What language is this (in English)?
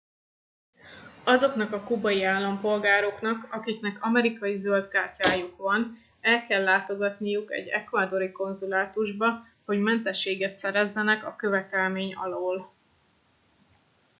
Hungarian